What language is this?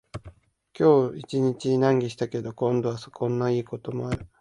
Japanese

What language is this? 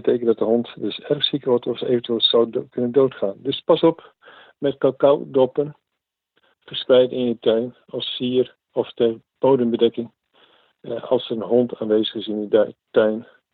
Dutch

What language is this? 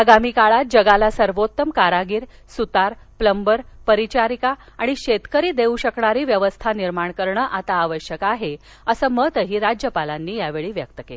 Marathi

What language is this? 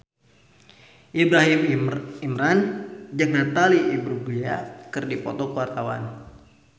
Sundanese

